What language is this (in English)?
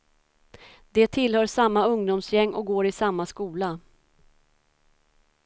Swedish